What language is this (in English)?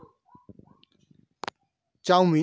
Bangla